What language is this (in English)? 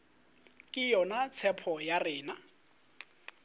Northern Sotho